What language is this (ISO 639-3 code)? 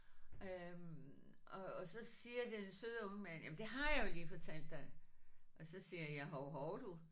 dan